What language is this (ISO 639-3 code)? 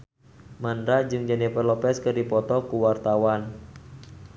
sun